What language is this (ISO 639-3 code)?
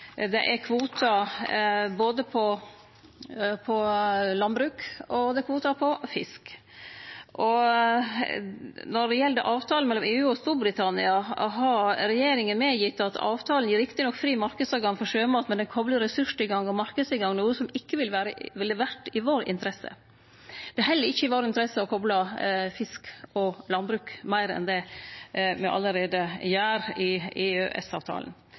nno